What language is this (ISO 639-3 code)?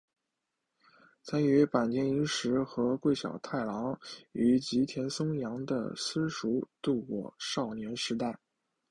zho